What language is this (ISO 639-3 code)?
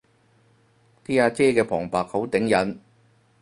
yue